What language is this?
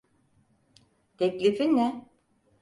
Turkish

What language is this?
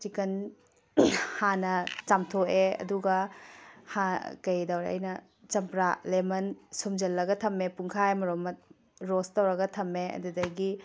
Manipuri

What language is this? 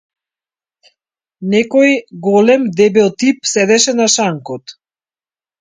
Macedonian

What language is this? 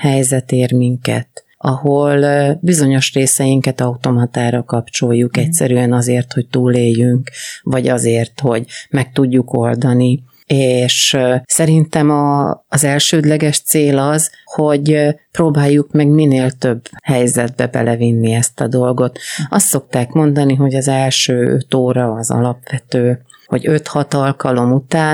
Hungarian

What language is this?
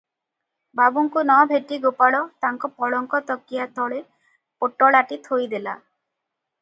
Odia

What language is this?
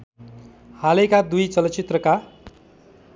Nepali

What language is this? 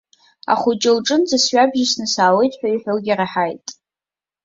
Abkhazian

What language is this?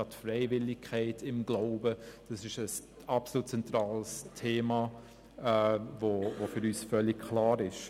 Swiss German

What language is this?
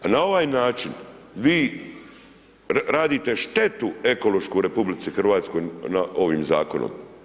Croatian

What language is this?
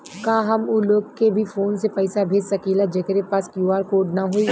Bhojpuri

